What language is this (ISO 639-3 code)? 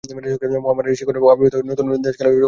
ben